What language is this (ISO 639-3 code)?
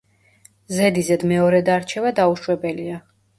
kat